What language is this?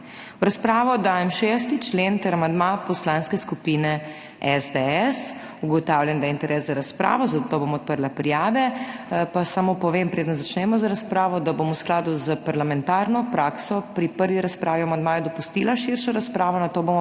Slovenian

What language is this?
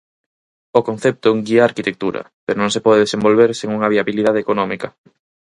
Galician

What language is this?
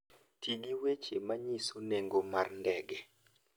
Luo (Kenya and Tanzania)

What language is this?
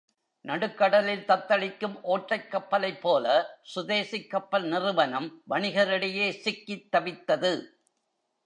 Tamil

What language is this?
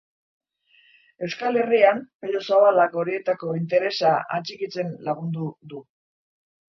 Basque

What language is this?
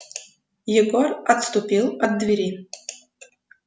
Russian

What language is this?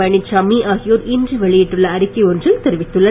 Tamil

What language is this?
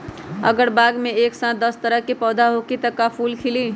Magahi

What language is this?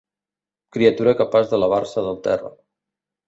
Catalan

